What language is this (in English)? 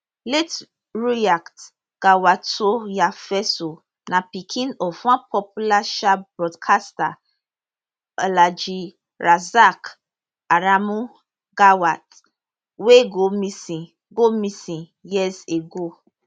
Nigerian Pidgin